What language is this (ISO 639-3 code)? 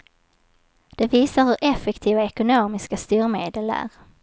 swe